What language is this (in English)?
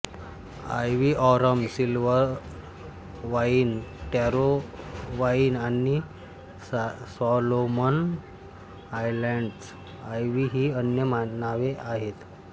Marathi